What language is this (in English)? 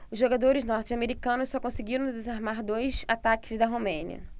Portuguese